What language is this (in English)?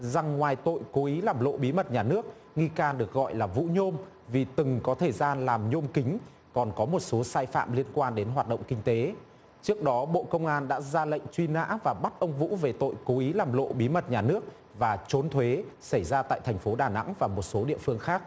Vietnamese